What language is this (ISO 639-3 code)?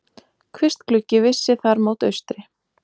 isl